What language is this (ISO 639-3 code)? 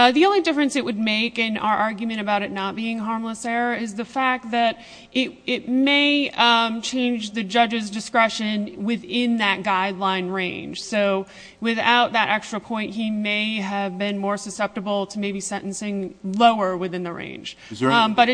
eng